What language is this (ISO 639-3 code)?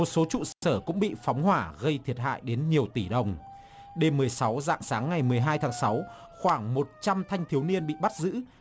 vie